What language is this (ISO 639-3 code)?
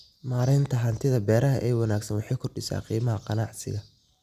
som